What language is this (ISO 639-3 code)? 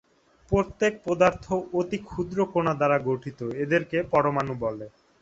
ben